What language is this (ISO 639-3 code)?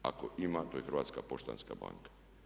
hrv